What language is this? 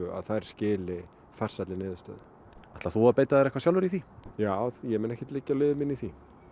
Icelandic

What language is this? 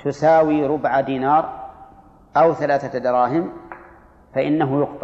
Arabic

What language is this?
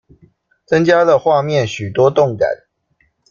Chinese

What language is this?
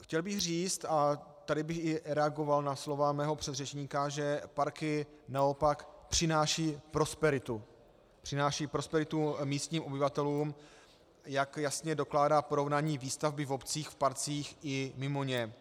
Czech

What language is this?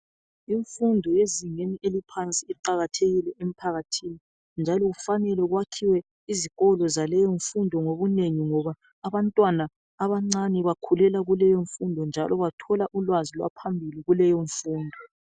North Ndebele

